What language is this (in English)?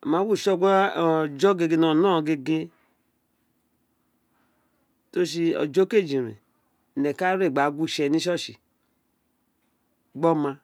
Isekiri